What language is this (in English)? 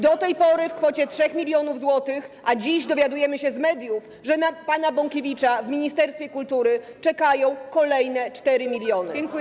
Polish